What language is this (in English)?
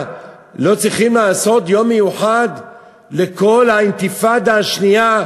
Hebrew